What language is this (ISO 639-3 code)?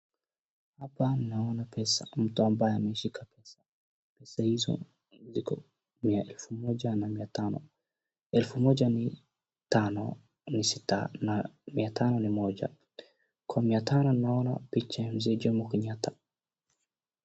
swa